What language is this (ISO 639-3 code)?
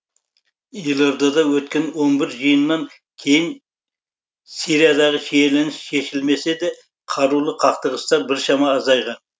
kaz